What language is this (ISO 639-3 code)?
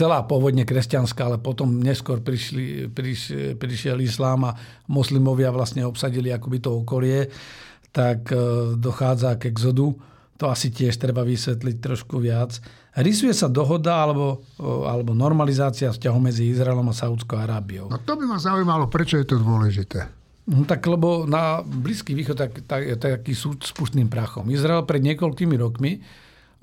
slk